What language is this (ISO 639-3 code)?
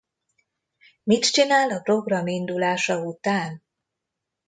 hun